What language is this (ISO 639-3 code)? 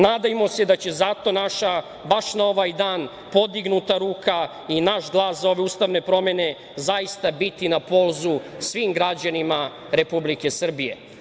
srp